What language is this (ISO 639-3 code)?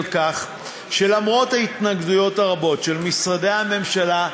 heb